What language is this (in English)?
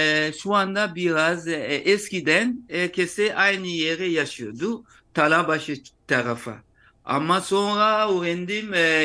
Turkish